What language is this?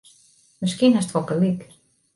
Western Frisian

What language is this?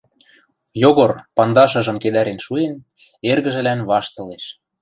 Western Mari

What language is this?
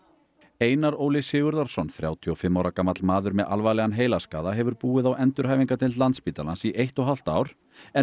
Icelandic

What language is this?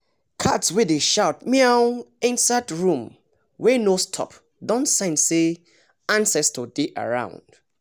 Nigerian Pidgin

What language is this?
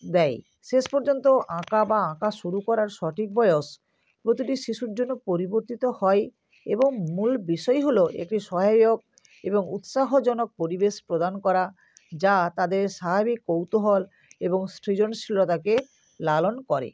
Bangla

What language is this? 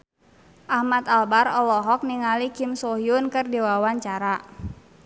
Sundanese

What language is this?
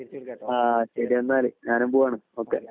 Malayalam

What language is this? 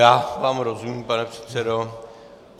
Czech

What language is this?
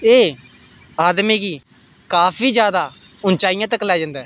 Dogri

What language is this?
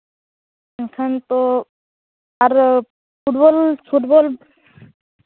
Santali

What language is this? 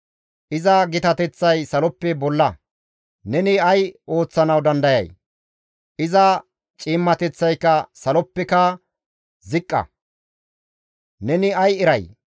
Gamo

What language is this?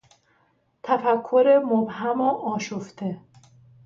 Persian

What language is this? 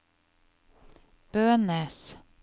Norwegian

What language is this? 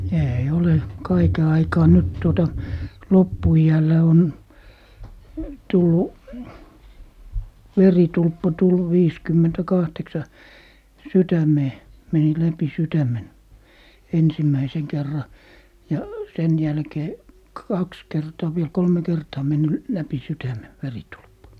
Finnish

